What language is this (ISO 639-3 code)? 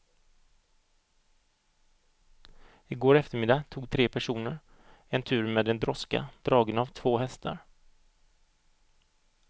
swe